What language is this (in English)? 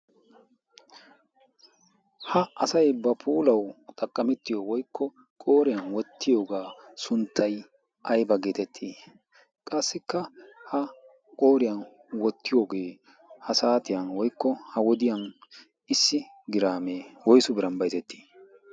Wolaytta